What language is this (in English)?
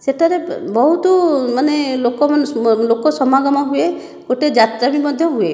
Odia